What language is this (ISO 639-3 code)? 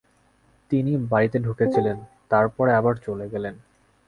ben